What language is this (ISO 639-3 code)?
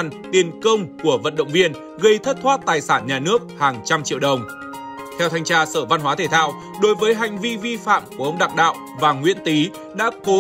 vie